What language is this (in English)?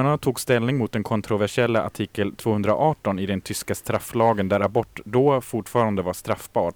Swedish